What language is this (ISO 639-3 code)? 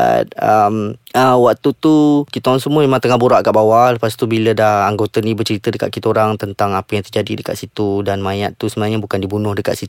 msa